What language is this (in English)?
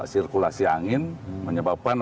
Indonesian